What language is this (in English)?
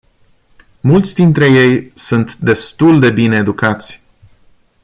Romanian